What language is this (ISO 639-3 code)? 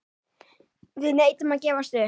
isl